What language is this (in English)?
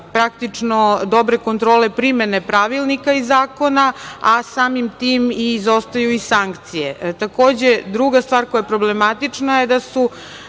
Serbian